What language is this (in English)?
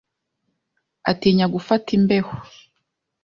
Kinyarwanda